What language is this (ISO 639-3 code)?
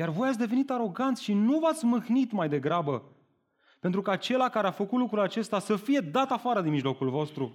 ron